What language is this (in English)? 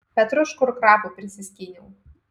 Lithuanian